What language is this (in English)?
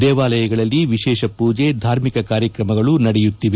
Kannada